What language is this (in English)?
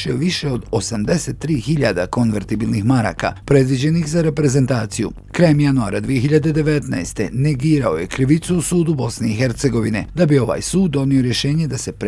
Croatian